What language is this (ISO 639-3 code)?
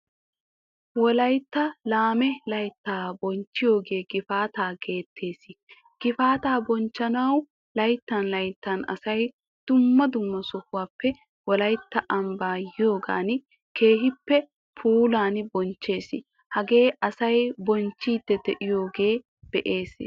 wal